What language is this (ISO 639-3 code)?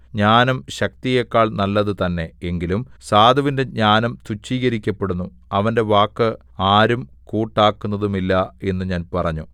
mal